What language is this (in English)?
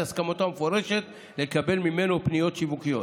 Hebrew